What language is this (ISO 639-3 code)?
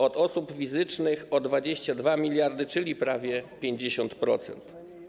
pol